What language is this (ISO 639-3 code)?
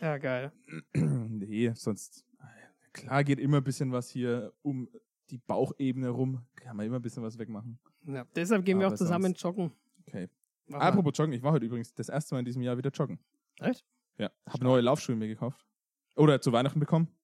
deu